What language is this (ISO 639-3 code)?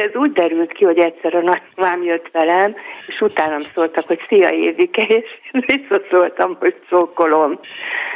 hun